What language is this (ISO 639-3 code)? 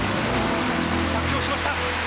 jpn